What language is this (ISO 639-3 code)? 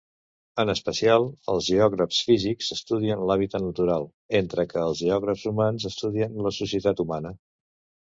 cat